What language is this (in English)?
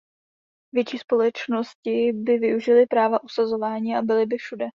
Czech